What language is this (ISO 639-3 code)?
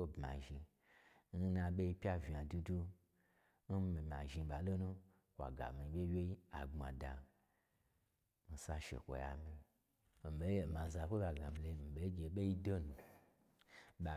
gbr